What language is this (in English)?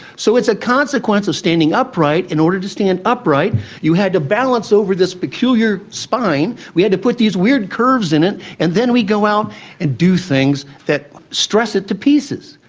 English